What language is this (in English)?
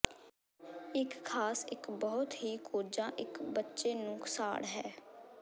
Punjabi